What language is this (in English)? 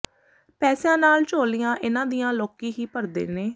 Punjabi